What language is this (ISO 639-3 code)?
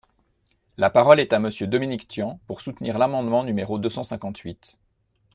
fra